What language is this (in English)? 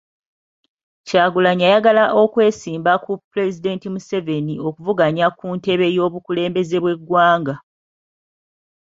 Ganda